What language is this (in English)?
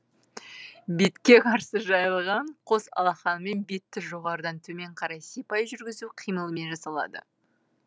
Kazakh